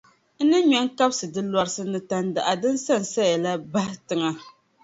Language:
Dagbani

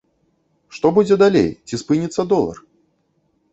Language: Belarusian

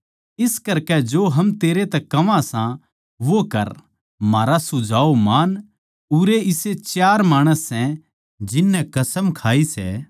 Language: Haryanvi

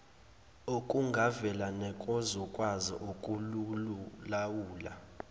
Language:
Zulu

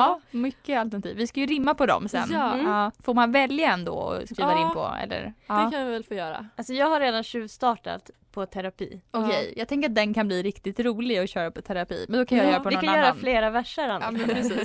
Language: Swedish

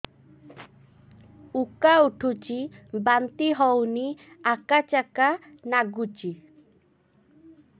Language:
Odia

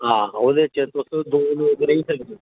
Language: Dogri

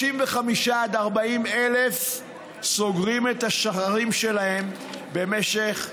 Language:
Hebrew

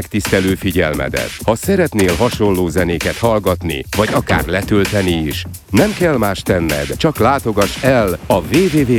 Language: Hungarian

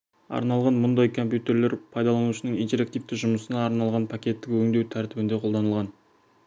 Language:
Kazakh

